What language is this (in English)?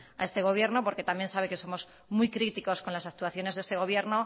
Spanish